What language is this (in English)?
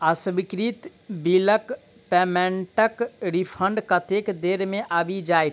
Maithili